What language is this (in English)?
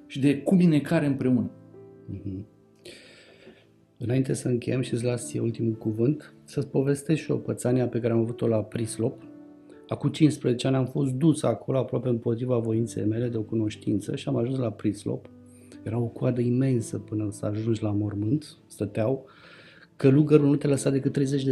Romanian